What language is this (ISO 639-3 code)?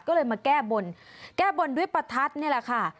tha